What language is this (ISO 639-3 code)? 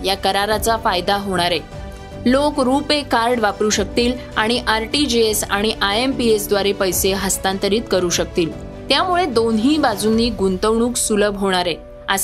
mar